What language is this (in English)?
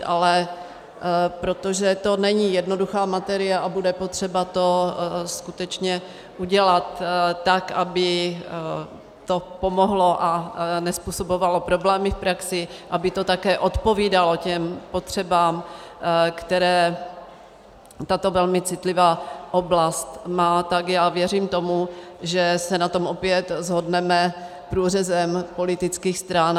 Czech